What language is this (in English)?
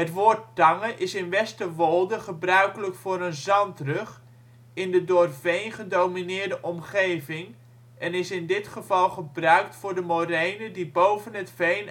Dutch